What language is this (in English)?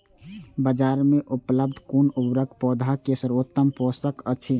Maithili